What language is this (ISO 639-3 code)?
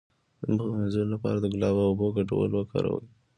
pus